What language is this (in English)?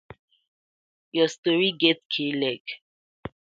Nigerian Pidgin